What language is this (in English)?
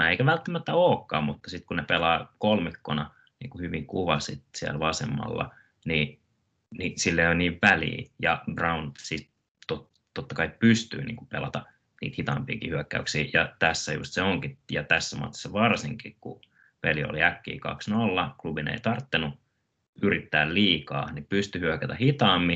Finnish